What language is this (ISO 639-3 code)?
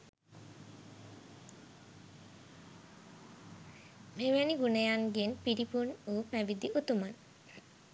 sin